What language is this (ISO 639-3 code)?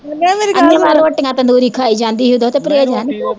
pan